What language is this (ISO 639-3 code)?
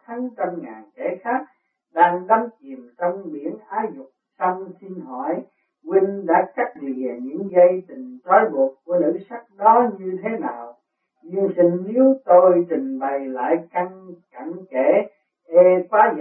vie